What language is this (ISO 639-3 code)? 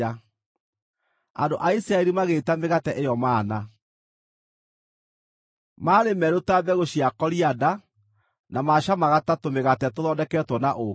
kik